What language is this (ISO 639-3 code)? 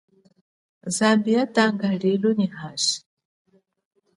cjk